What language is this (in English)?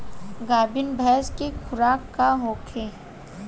Bhojpuri